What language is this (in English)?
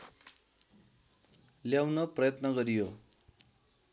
Nepali